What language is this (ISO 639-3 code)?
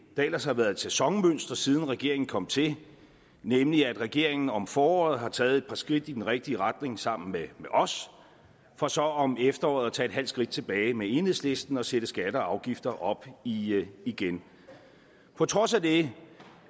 dan